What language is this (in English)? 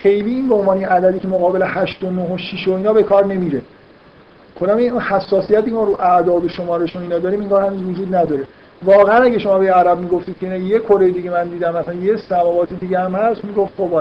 Persian